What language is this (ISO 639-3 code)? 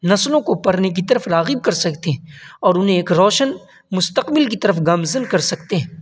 urd